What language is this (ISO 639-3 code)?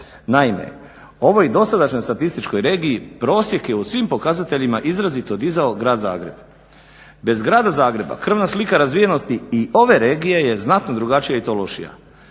hrv